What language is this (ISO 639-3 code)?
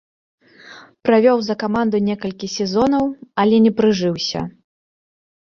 bel